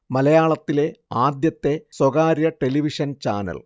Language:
Malayalam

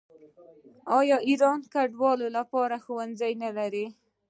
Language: Pashto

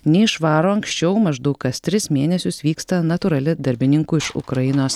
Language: Lithuanian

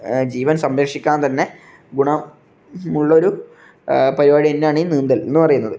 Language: Malayalam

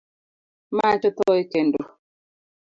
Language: Luo (Kenya and Tanzania)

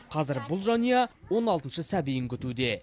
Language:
Kazakh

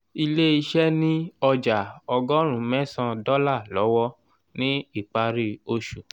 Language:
Yoruba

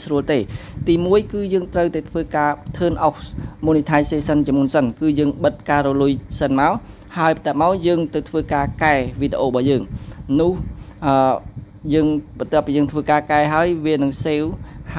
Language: Vietnamese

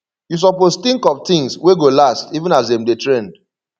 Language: Nigerian Pidgin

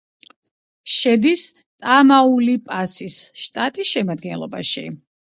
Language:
Georgian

